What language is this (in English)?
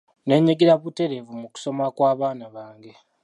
Ganda